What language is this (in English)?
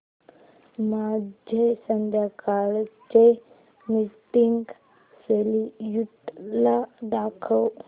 Marathi